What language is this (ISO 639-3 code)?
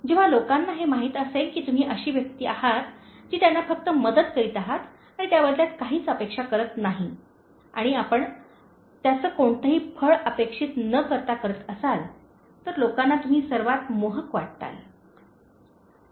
mar